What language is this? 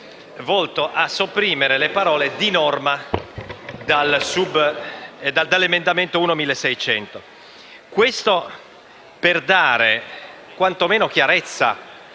Italian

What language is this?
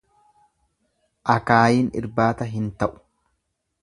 Oromo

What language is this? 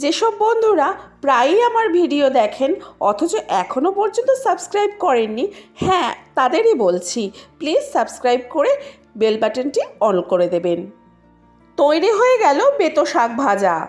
Bangla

